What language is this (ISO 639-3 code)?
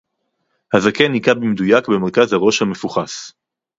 heb